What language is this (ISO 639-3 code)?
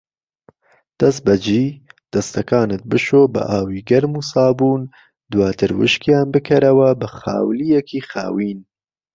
ckb